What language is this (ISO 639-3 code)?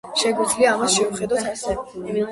kat